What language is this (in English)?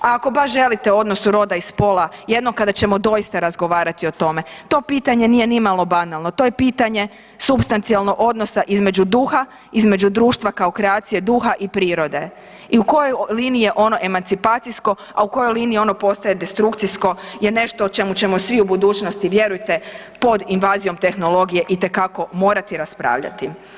Croatian